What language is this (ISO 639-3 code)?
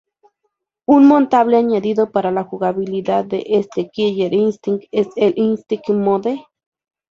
spa